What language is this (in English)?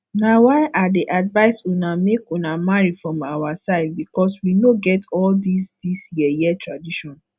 Nigerian Pidgin